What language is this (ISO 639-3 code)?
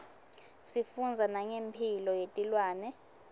ssw